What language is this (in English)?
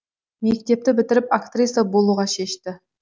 Kazakh